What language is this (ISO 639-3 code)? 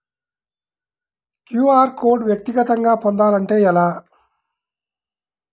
tel